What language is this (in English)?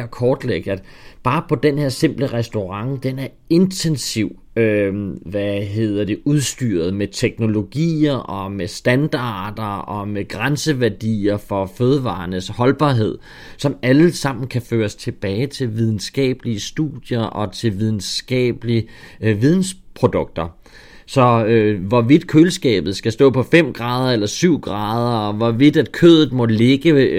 Danish